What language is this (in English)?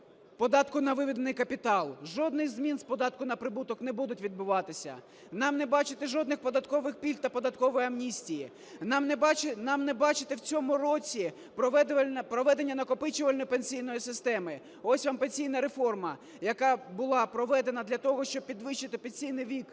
Ukrainian